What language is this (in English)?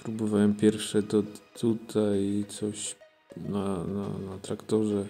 Polish